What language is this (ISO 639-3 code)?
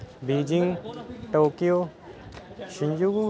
pan